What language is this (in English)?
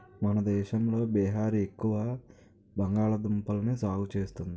Telugu